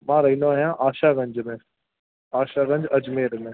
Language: Sindhi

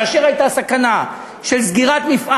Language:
Hebrew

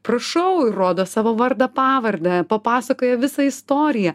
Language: Lithuanian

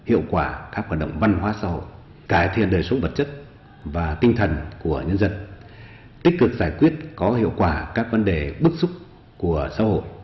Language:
Vietnamese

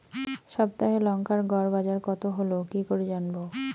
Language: Bangla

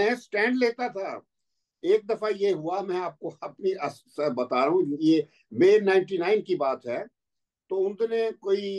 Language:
Hindi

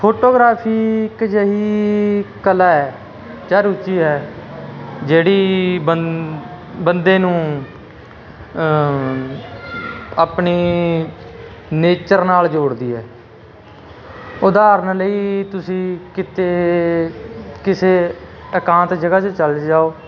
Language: Punjabi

